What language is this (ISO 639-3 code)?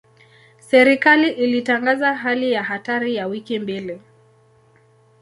swa